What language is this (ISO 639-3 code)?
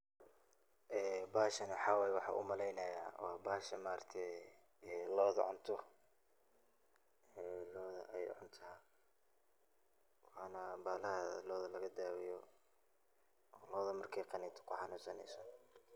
som